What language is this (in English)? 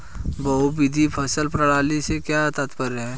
Hindi